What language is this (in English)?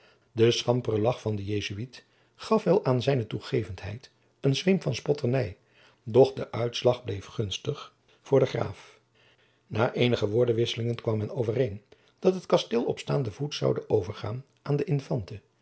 Dutch